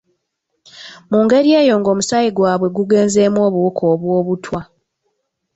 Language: Ganda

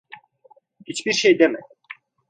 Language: Turkish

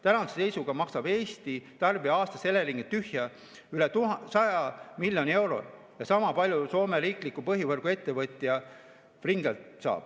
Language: Estonian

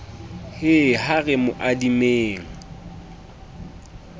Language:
Southern Sotho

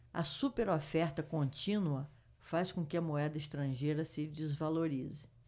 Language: Portuguese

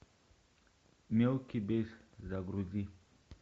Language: Russian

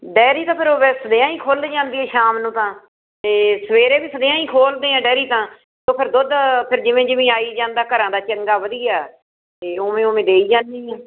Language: Punjabi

